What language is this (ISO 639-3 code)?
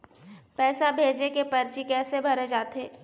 hne